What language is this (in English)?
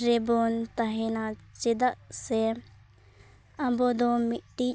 Santali